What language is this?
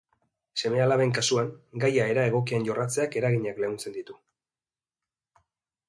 Basque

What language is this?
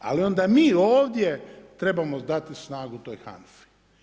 Croatian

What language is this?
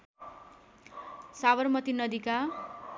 Nepali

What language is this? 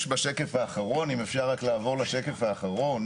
Hebrew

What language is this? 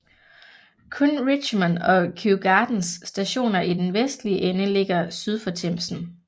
Danish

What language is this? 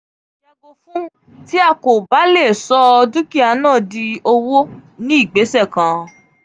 Yoruba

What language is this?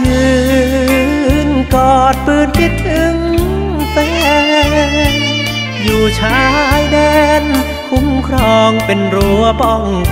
Thai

